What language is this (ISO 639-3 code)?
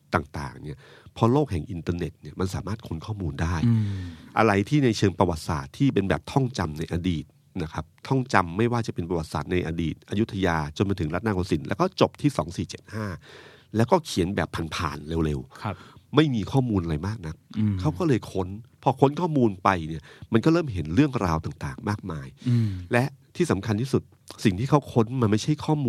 tha